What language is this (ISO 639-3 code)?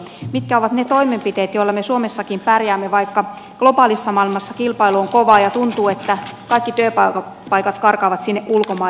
fin